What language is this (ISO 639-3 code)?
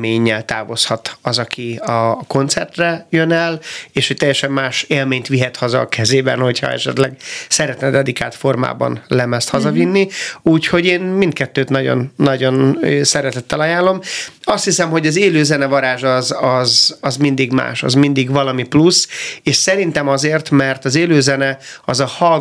hun